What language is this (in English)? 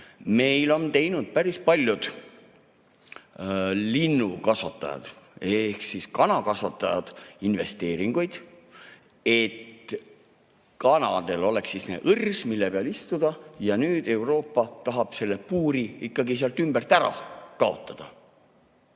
Estonian